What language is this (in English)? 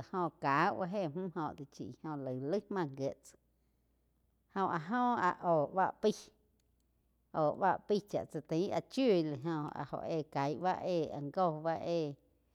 Quiotepec Chinantec